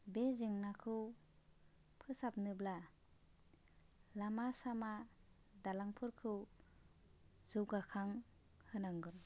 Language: Bodo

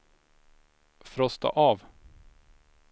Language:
Swedish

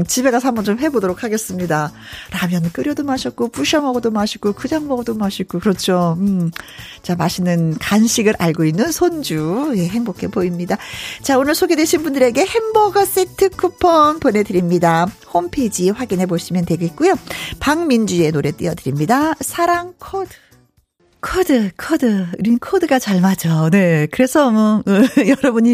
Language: Korean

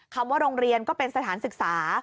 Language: Thai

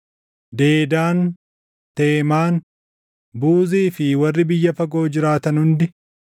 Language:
Oromo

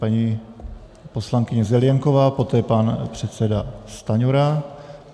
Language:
Czech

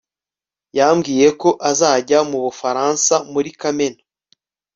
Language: Kinyarwanda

